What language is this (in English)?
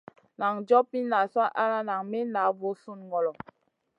Masana